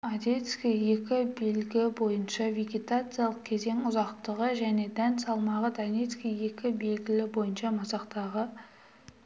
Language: Kazakh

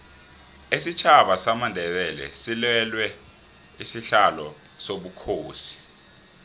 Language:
South Ndebele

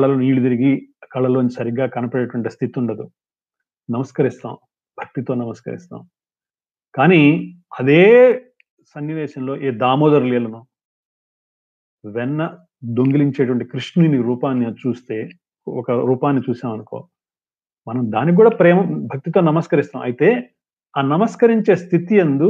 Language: Telugu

